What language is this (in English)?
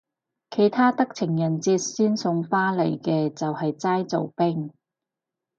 Cantonese